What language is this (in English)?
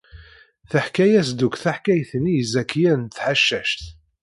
Kabyle